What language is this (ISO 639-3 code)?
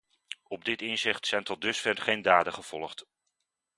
nld